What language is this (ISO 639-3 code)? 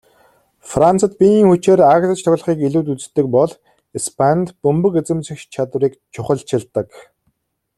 mon